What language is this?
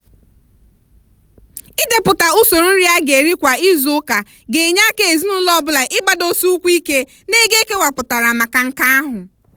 Igbo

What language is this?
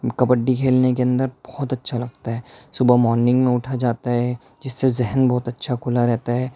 Urdu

